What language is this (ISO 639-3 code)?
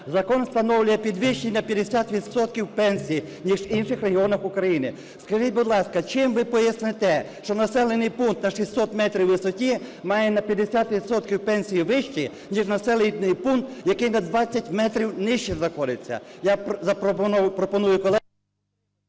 ukr